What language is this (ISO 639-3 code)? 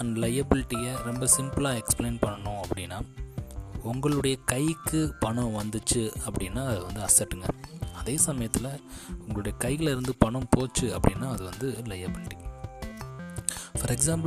tam